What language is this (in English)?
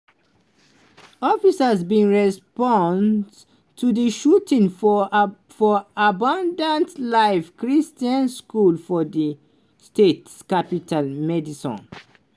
Nigerian Pidgin